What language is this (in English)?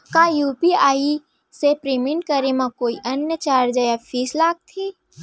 Chhattisgarhi